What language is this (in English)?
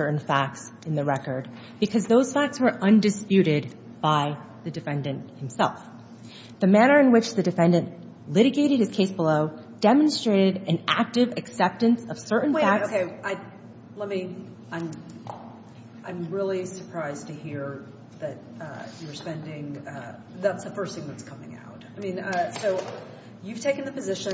English